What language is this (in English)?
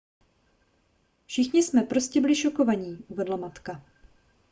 Czech